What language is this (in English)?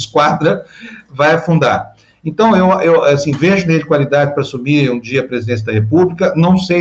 Portuguese